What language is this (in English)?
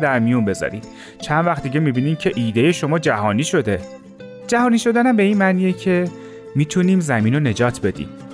Persian